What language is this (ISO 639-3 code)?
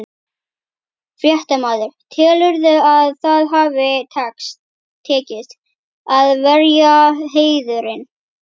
isl